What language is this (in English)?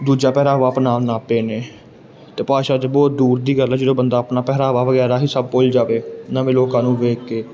Punjabi